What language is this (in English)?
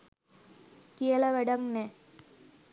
Sinhala